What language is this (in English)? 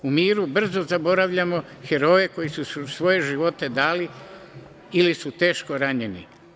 Serbian